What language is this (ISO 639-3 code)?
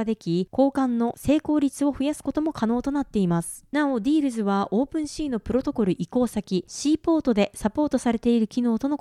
jpn